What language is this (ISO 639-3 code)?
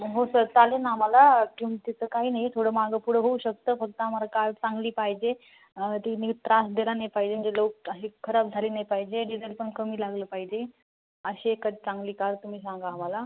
mar